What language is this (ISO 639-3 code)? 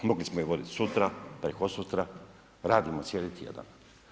hrv